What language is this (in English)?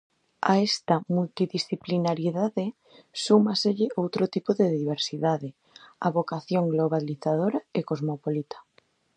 Galician